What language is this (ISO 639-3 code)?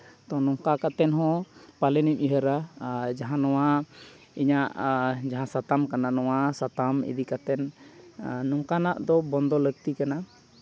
sat